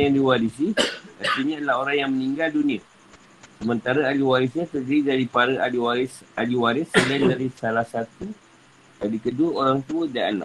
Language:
Malay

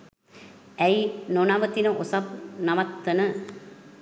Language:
Sinhala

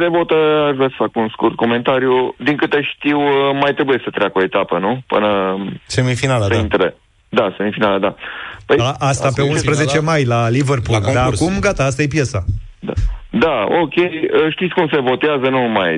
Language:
Romanian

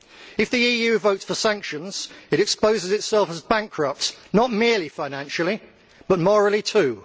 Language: English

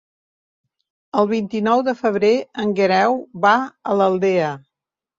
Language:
Catalan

